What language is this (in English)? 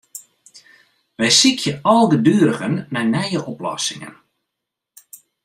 Western Frisian